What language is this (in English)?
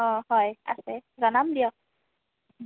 Assamese